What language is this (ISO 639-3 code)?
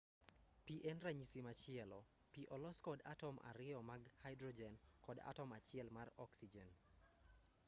luo